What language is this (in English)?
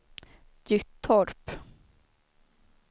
Swedish